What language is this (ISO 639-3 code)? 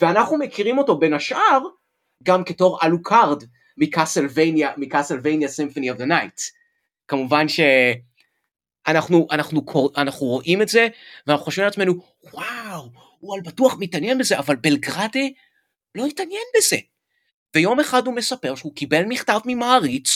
heb